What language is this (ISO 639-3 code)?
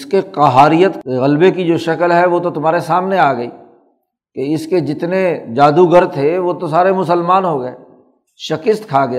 urd